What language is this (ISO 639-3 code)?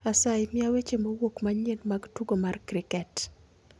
luo